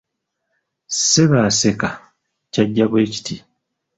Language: Ganda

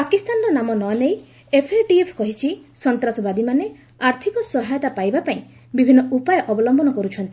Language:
Odia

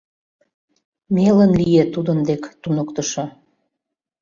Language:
Mari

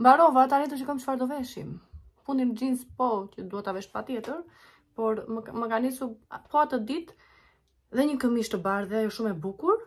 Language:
Romanian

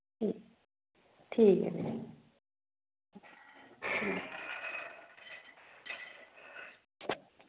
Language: Dogri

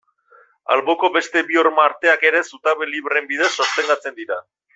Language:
Basque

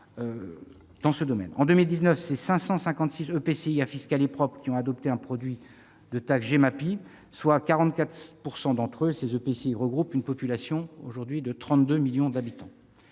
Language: French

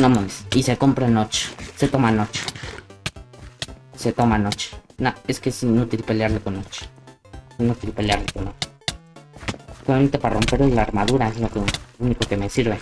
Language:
Spanish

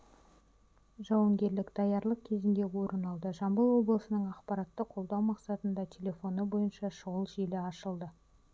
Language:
Kazakh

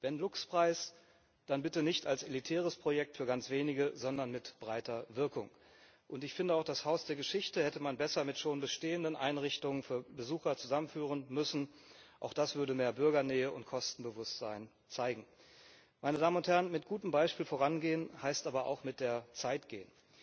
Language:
German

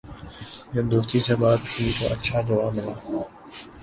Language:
Urdu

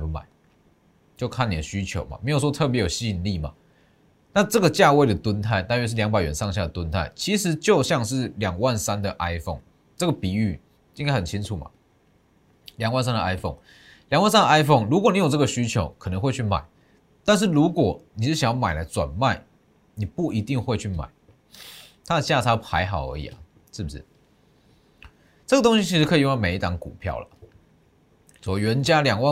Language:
Chinese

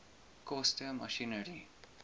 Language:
Afrikaans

